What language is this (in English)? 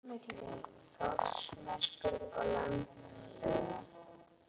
Icelandic